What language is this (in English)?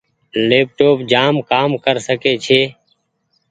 Goaria